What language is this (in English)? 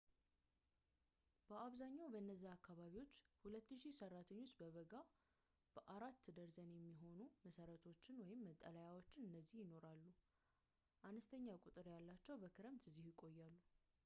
Amharic